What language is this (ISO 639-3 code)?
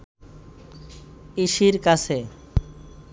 ben